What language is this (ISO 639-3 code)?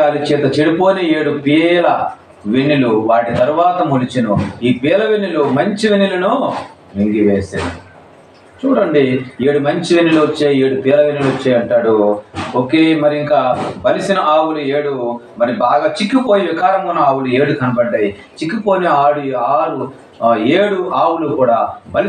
tel